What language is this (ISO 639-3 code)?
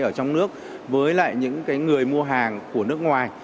vie